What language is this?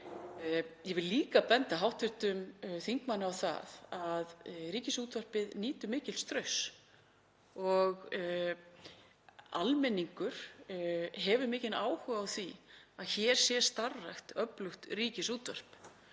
Icelandic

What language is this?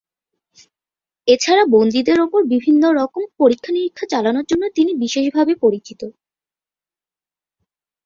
Bangla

